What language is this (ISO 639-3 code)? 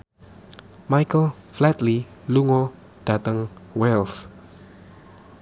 jav